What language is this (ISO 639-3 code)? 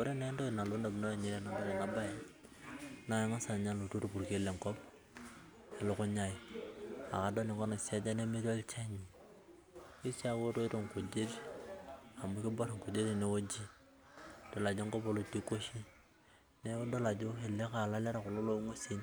mas